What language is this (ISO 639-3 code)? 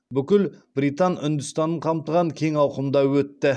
kaz